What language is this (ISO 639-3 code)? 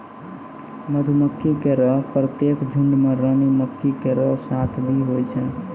mai